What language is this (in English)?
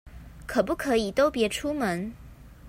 Chinese